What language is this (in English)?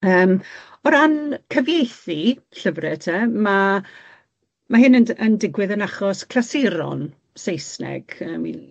Welsh